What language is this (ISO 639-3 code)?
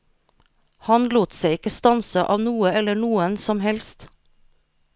nor